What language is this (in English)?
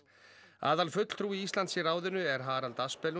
Icelandic